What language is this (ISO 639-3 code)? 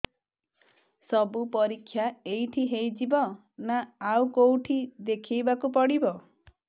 ori